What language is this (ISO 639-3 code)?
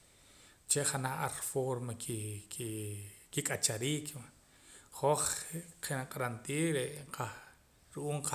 poc